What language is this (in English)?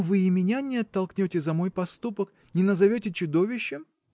Russian